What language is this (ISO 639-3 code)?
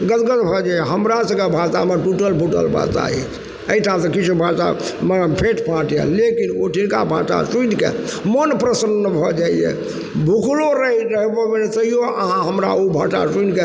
mai